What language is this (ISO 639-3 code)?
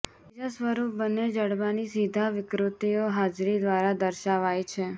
guj